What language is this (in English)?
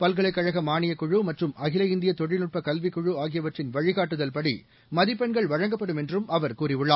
Tamil